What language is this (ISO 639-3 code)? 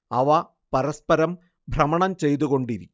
mal